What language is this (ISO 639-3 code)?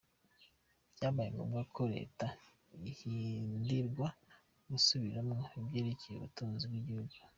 kin